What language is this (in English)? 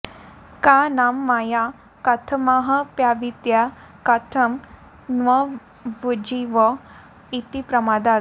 Sanskrit